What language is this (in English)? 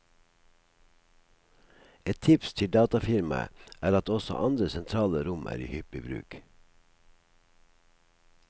Norwegian